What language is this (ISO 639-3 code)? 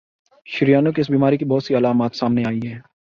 urd